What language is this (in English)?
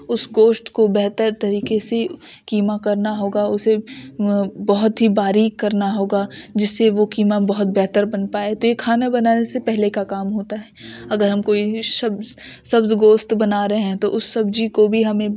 Urdu